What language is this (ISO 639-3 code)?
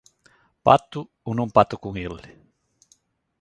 glg